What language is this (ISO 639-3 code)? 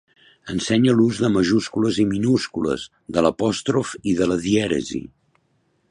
cat